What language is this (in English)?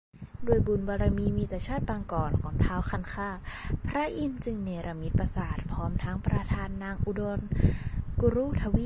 Thai